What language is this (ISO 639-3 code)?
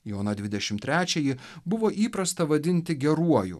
lit